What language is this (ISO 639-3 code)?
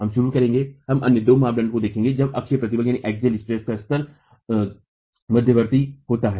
hin